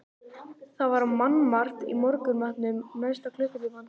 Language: Icelandic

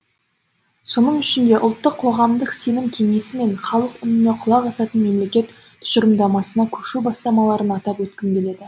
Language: Kazakh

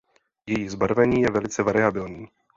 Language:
Czech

